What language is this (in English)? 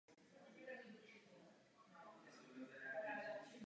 Czech